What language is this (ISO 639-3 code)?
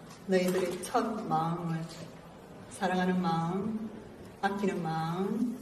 kor